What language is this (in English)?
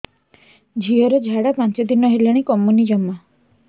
Odia